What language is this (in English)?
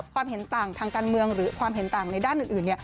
Thai